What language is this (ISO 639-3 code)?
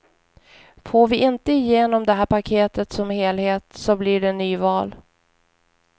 swe